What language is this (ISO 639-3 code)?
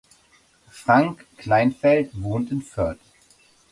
deu